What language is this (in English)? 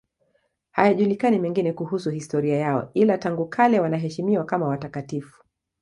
Swahili